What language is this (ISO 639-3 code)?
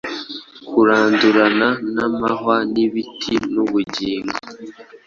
kin